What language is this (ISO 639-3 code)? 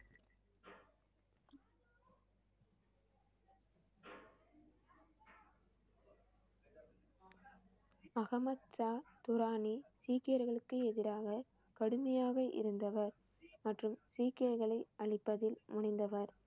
tam